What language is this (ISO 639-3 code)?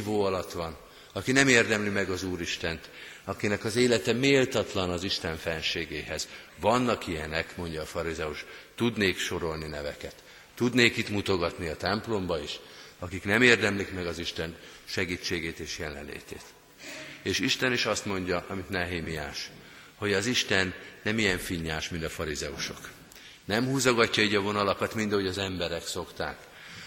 hun